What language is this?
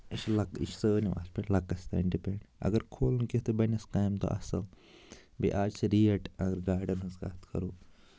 Kashmiri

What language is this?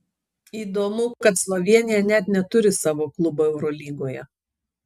Lithuanian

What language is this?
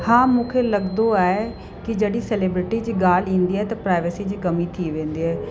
Sindhi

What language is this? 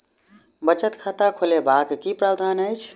Maithili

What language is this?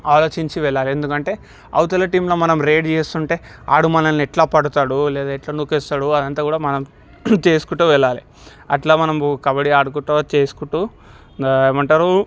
Telugu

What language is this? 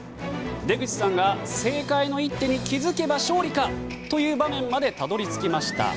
Japanese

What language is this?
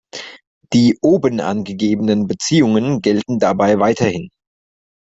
German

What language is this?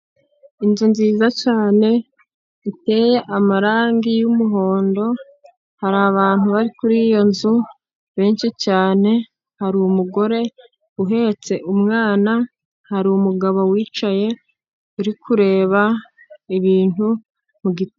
Kinyarwanda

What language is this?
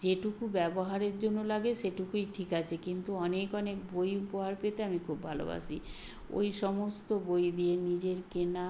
Bangla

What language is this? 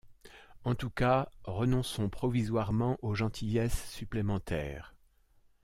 French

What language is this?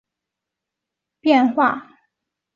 Chinese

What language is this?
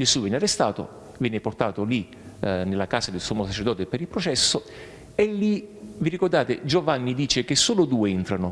Italian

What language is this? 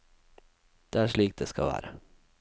Norwegian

